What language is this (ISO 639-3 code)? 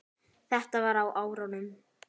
isl